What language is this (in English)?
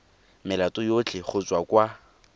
Tswana